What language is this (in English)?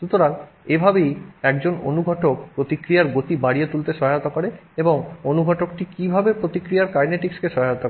Bangla